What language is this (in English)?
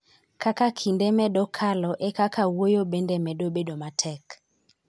Luo (Kenya and Tanzania)